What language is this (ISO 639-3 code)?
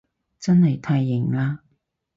yue